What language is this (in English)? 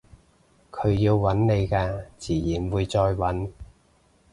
Cantonese